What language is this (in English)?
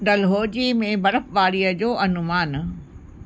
Sindhi